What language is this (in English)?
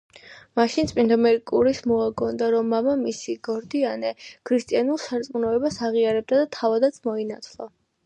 Georgian